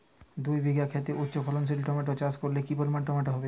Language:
Bangla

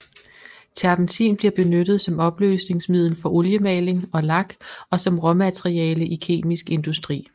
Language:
Danish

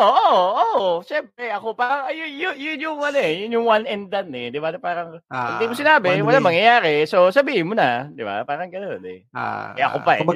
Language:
Filipino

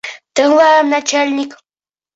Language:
Bashkir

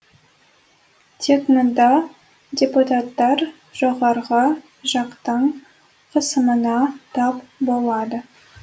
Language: Kazakh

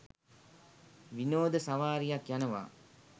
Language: Sinhala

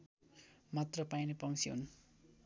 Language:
Nepali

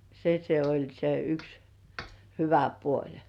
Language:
Finnish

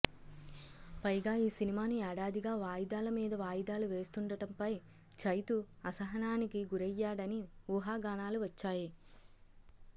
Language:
Telugu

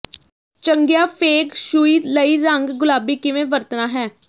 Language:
Punjabi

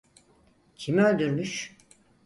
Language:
Turkish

